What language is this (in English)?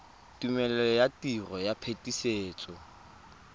Tswana